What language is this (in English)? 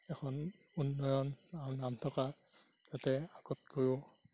Assamese